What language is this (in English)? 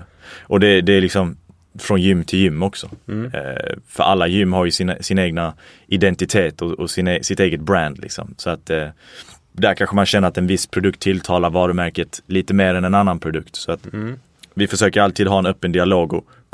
Swedish